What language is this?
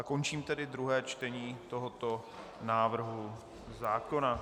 Czech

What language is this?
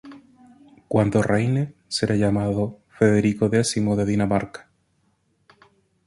Spanish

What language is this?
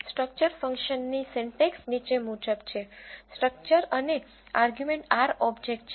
Gujarati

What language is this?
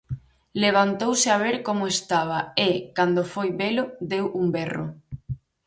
Galician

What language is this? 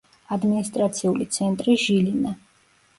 Georgian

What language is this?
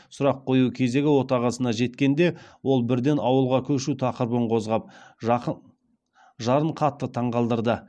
Kazakh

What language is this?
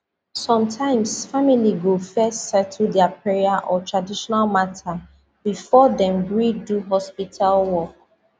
Nigerian Pidgin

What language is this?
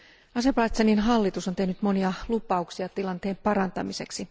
Finnish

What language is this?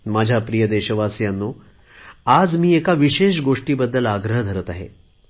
Marathi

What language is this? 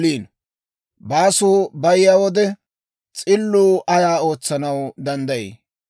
Dawro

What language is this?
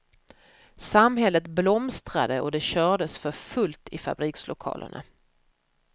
Swedish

